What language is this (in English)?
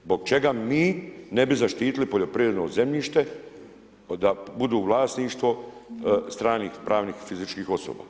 Croatian